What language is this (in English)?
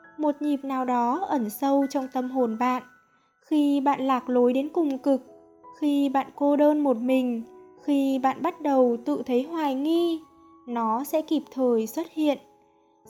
Vietnamese